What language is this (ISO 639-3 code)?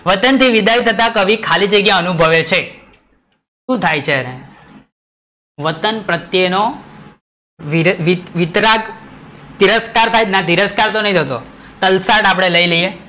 guj